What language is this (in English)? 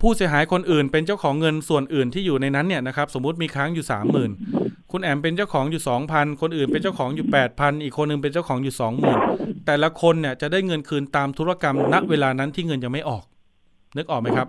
Thai